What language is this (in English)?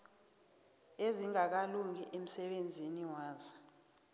South Ndebele